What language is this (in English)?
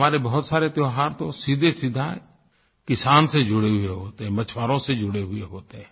Hindi